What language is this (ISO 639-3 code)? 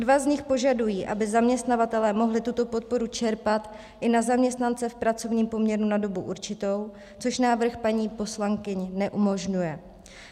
ces